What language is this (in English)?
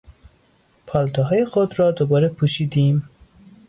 Persian